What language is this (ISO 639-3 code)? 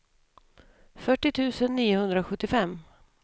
swe